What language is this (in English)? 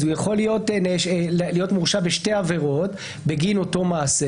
Hebrew